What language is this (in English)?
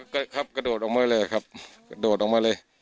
Thai